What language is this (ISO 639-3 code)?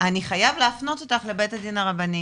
heb